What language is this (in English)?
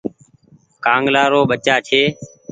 Goaria